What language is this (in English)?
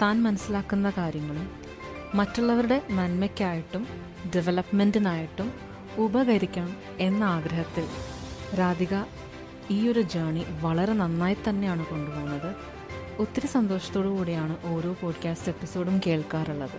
Malayalam